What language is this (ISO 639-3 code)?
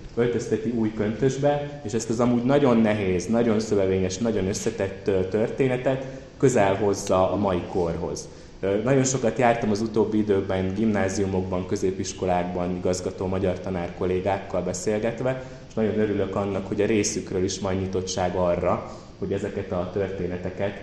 hun